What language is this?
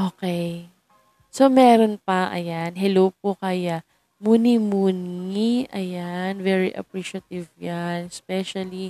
Filipino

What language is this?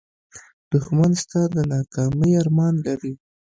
Pashto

